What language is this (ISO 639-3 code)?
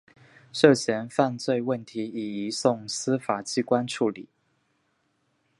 zho